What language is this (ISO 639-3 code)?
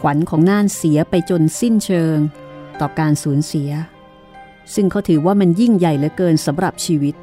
tha